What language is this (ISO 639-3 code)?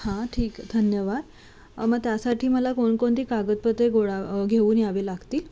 mar